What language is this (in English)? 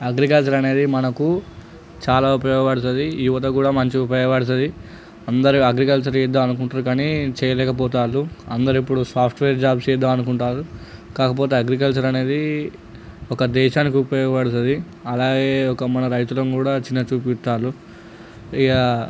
Telugu